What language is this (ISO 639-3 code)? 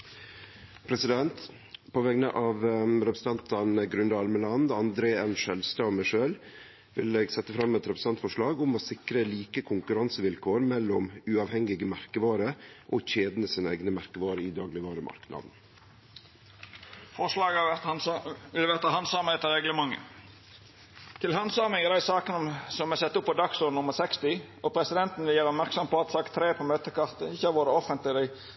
nno